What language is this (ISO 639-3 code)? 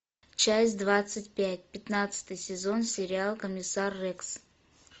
rus